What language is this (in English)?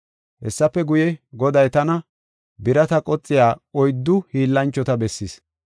Gofa